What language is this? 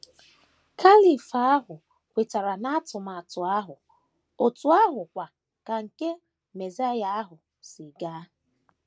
Igbo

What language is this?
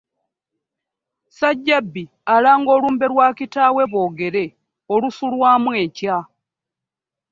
Ganda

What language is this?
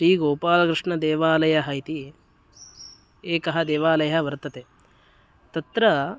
Sanskrit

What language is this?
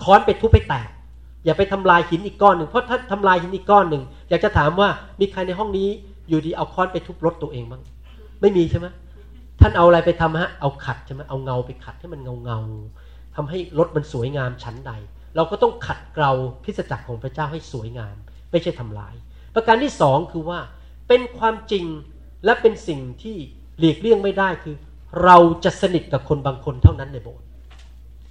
Thai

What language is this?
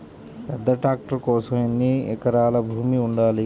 Telugu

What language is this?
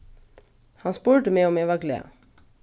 Faroese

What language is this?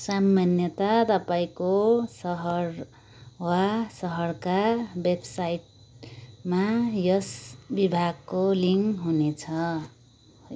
Nepali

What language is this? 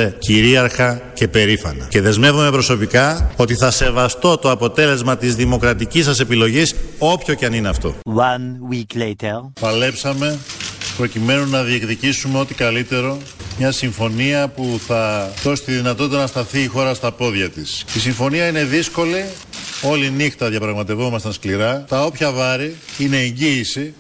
Greek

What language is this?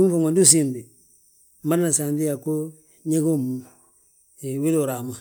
Balanta-Ganja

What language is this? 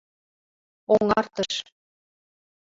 Mari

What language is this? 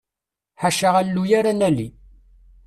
Kabyle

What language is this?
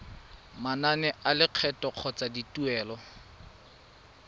Tswana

